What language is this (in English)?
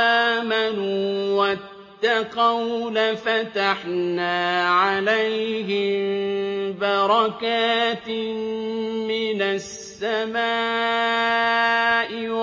Arabic